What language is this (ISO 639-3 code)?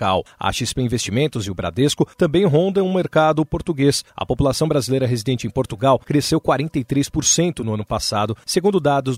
por